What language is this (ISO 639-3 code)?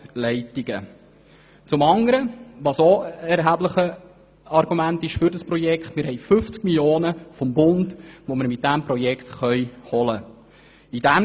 gsw